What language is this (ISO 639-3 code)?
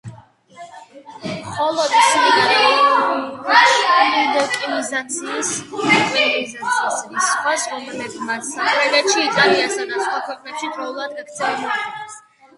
kat